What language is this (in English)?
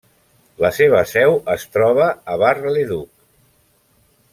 Catalan